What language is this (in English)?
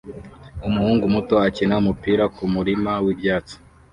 Kinyarwanda